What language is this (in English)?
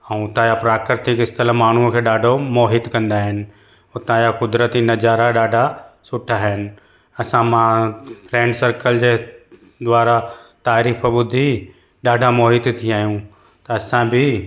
Sindhi